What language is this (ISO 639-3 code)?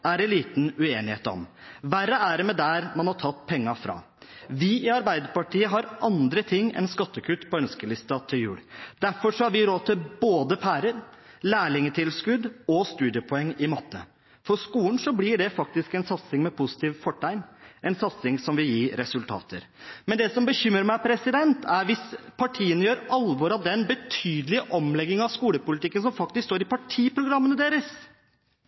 nob